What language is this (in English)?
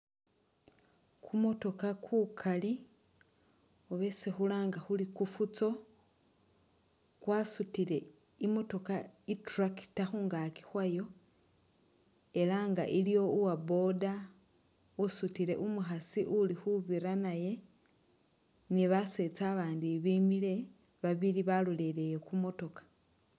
Masaaba